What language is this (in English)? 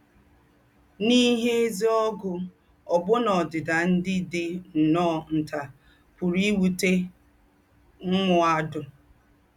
Igbo